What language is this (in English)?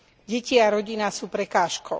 Slovak